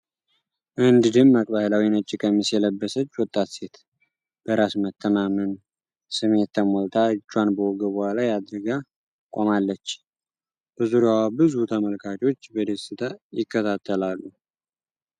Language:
Amharic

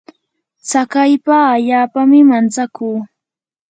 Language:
Yanahuanca Pasco Quechua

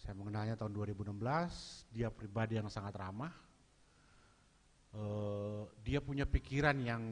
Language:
Indonesian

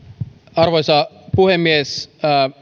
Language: Finnish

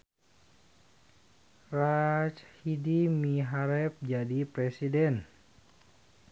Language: Sundanese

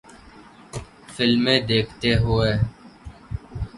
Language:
Urdu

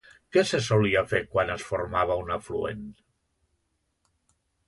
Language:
Catalan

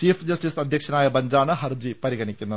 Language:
Malayalam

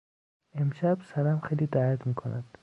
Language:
Persian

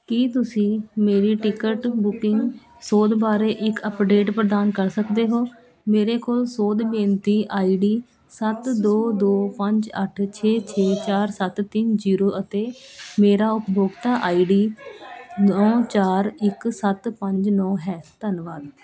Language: Punjabi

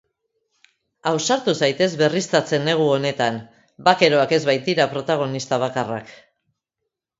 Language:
Basque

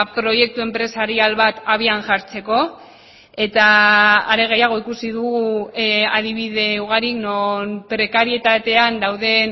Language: Basque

